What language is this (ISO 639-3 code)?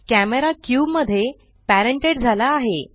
mar